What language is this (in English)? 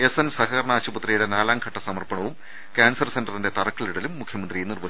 Malayalam